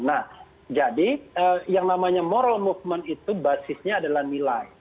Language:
Indonesian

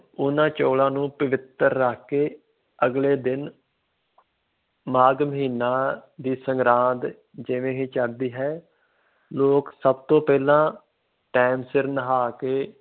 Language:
Punjabi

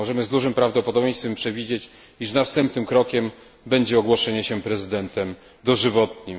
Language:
Polish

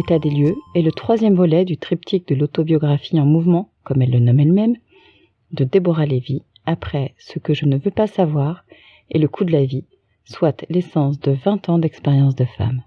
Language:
French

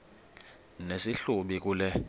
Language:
Xhosa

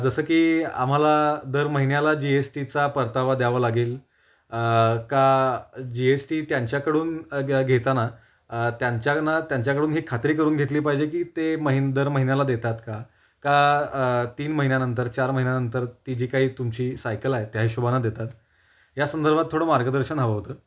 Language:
Marathi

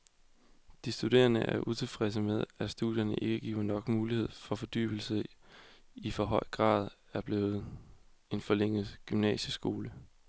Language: Danish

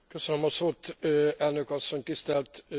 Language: Hungarian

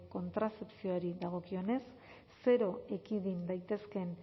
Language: Basque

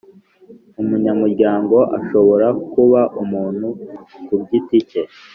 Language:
Kinyarwanda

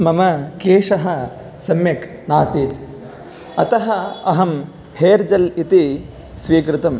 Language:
Sanskrit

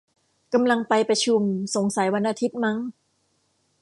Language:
Thai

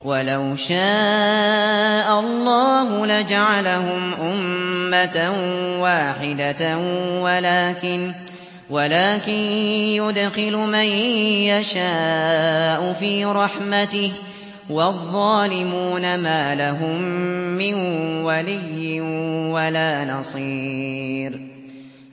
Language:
Arabic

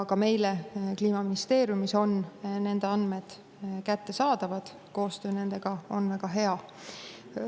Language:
Estonian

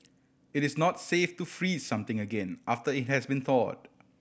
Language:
English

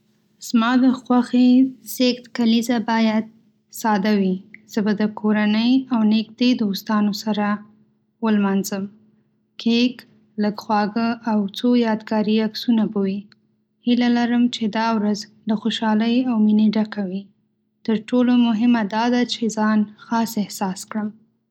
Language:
Pashto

